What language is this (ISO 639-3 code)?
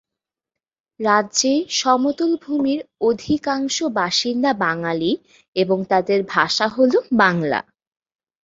ben